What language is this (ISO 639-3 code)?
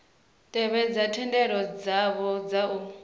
ven